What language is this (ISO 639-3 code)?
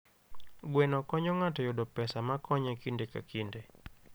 luo